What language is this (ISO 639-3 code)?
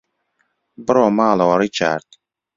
ckb